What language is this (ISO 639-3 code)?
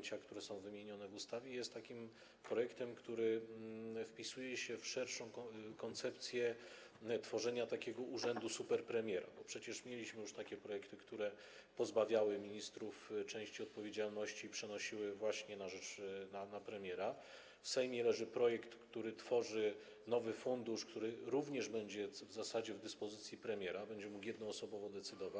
pol